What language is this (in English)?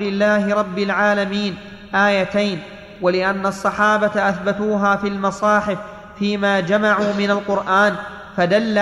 Arabic